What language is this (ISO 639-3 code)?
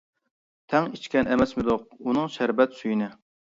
uig